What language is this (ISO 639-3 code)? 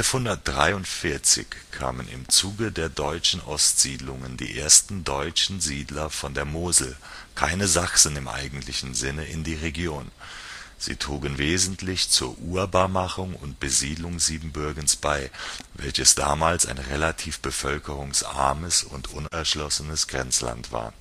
deu